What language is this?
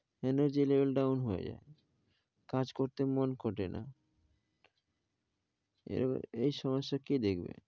Bangla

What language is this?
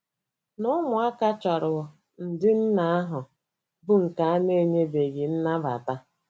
Igbo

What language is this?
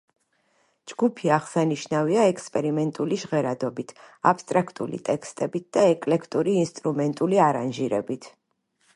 Georgian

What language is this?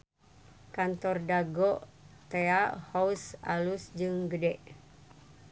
Sundanese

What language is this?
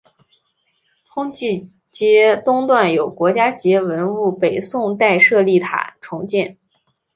Chinese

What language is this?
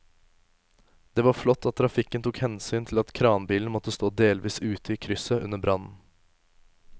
Norwegian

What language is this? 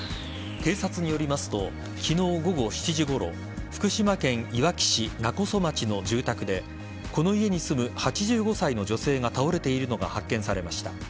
Japanese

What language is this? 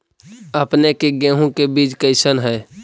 Magahi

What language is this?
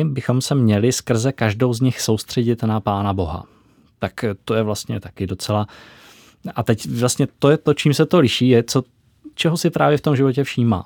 Czech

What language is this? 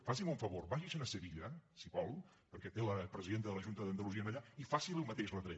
Catalan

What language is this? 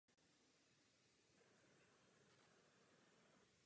Czech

